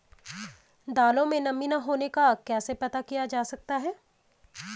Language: Hindi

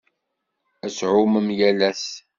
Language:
Kabyle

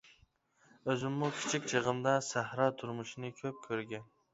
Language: Uyghur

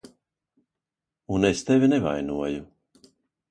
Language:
Latvian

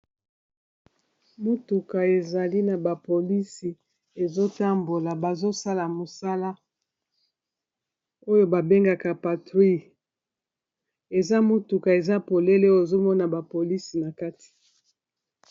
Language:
Lingala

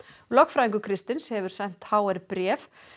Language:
Icelandic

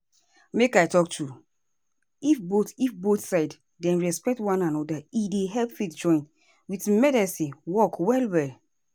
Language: Nigerian Pidgin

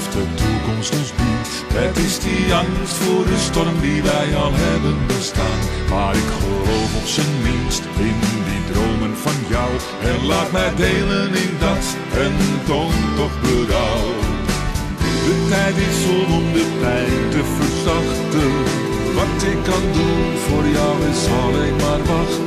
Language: Dutch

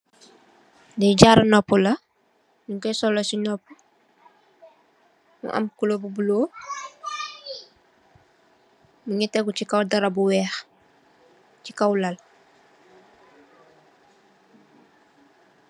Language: Wolof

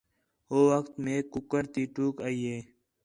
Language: Khetrani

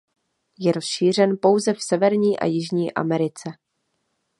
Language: Czech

